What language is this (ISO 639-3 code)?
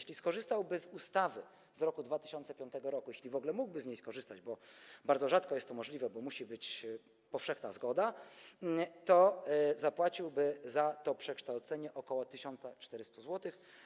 pol